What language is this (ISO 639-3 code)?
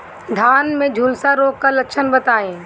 bho